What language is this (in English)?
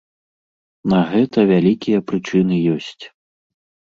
Belarusian